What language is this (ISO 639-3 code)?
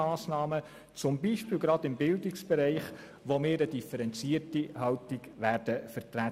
gsw